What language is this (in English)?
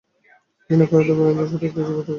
Bangla